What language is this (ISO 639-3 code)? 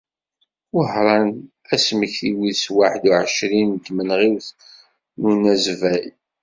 kab